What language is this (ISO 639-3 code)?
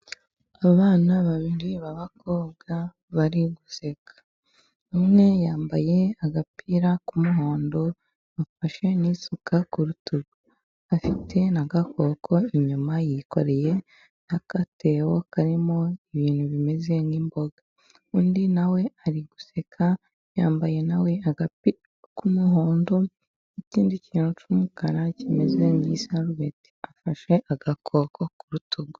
kin